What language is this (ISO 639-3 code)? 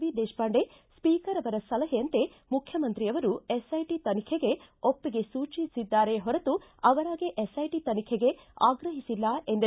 kan